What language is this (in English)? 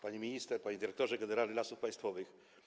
Polish